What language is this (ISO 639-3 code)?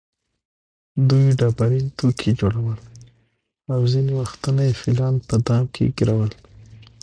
pus